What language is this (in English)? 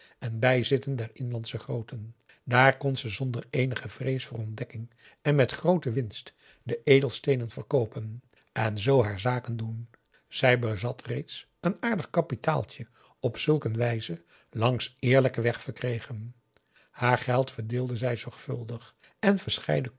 Dutch